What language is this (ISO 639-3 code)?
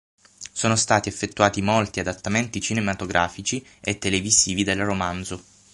ita